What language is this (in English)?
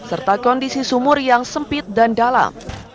Indonesian